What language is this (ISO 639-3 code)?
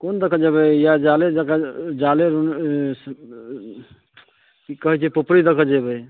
mai